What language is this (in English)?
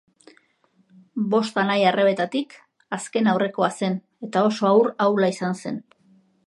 Basque